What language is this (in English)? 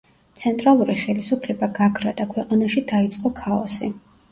Georgian